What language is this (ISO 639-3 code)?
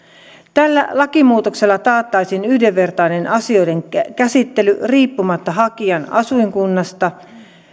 fin